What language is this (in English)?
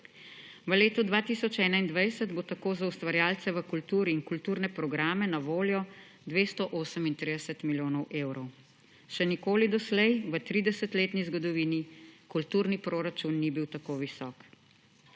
Slovenian